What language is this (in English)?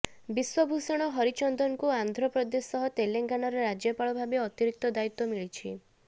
Odia